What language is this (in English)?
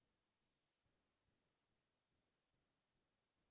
Assamese